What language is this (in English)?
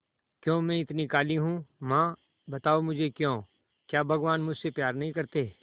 Hindi